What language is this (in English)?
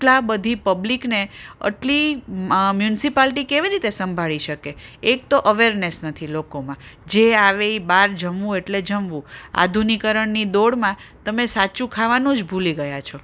Gujarati